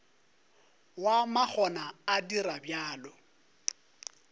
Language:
Northern Sotho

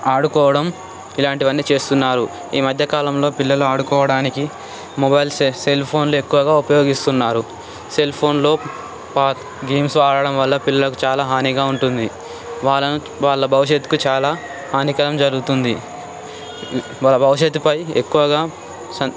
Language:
Telugu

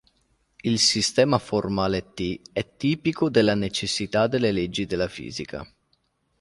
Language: Italian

